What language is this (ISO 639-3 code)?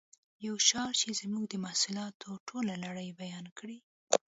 pus